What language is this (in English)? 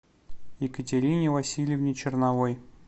Russian